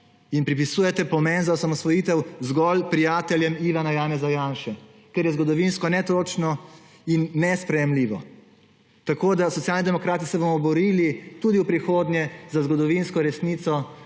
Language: Slovenian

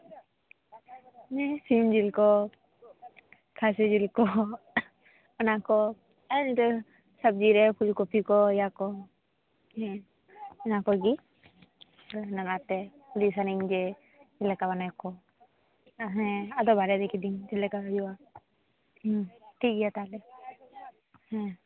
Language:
Santali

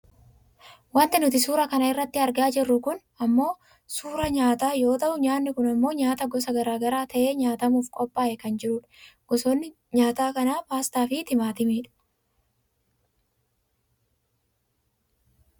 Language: Oromo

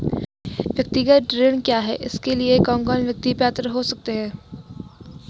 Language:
Hindi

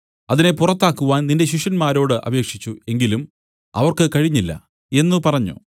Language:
Malayalam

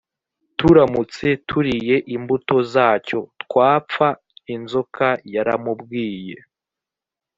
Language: Kinyarwanda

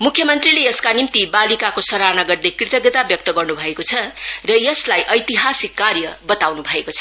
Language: Nepali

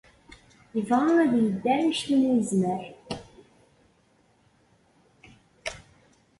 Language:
Kabyle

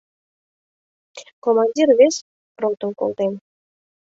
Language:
Mari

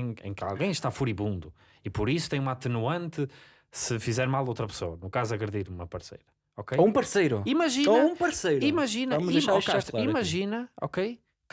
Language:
Portuguese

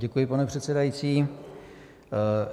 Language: Czech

